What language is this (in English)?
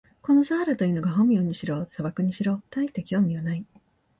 Japanese